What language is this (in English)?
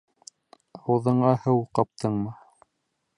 Bashkir